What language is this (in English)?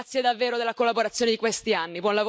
Italian